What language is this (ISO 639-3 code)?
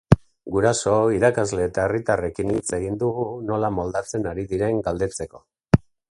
eus